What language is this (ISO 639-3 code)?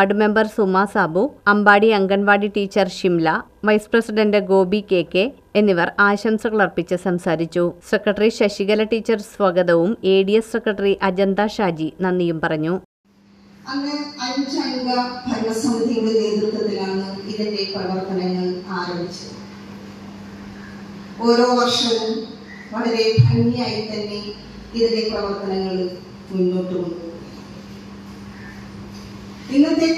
mal